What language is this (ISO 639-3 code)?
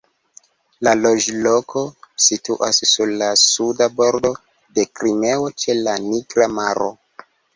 epo